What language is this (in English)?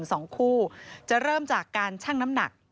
Thai